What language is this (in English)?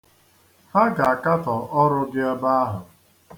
Igbo